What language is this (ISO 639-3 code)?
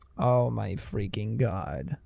eng